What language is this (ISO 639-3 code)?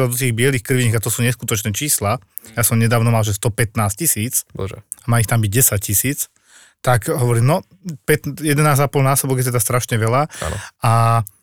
slk